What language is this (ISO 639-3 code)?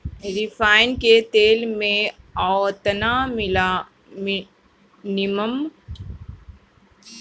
bho